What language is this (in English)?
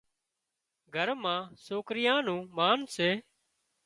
Wadiyara Koli